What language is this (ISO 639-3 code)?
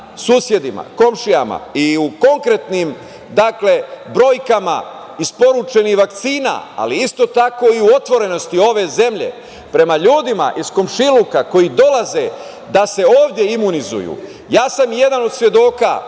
srp